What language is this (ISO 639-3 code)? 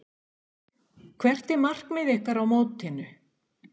isl